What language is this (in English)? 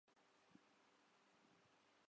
Urdu